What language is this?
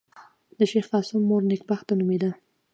Pashto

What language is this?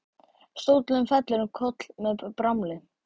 Icelandic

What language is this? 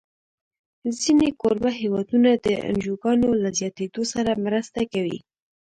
Pashto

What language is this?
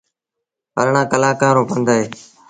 Sindhi Bhil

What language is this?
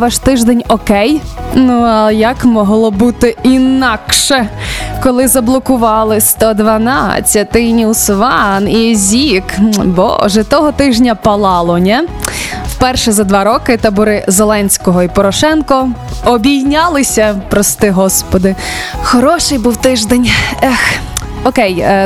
Ukrainian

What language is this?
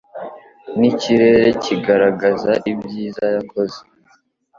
Kinyarwanda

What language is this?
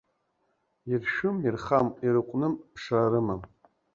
Abkhazian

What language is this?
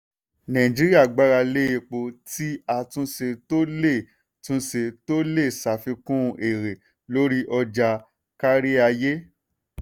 Yoruba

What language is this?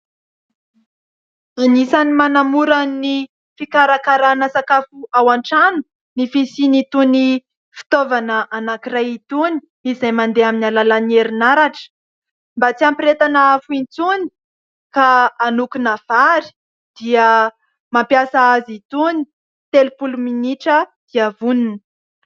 Malagasy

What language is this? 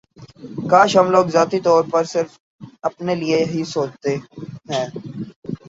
Urdu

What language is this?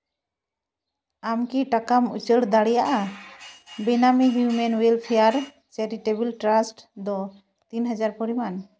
Santali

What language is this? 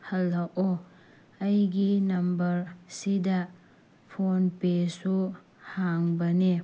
Manipuri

